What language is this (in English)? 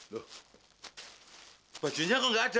Indonesian